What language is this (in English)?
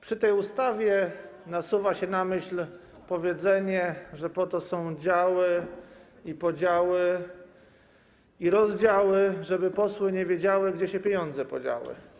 Polish